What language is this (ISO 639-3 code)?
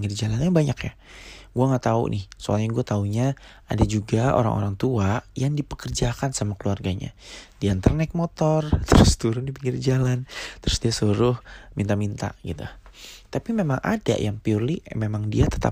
ind